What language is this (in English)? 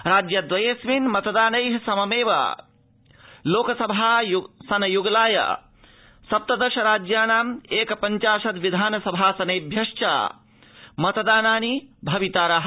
Sanskrit